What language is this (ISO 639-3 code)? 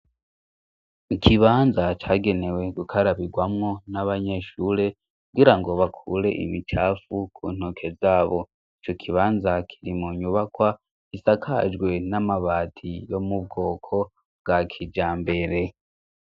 run